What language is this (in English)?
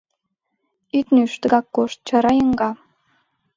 Mari